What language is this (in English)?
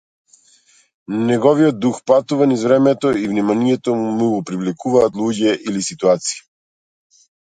Macedonian